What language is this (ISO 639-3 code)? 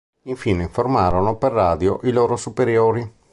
ita